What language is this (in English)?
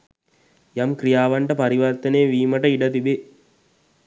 Sinhala